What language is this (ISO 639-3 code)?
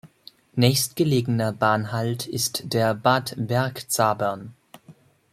deu